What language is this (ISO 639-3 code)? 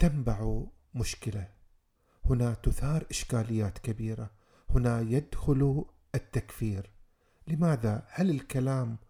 ara